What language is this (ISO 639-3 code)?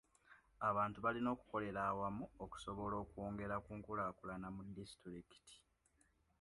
lug